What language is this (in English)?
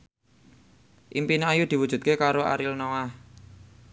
Javanese